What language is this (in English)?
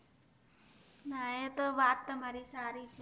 Gujarati